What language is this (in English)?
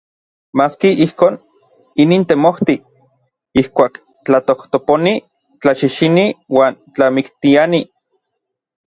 Orizaba Nahuatl